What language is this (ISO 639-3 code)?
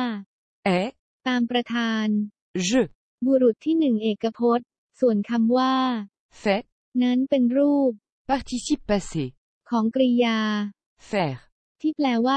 tha